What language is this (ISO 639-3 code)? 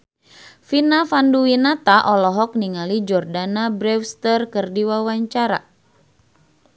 sun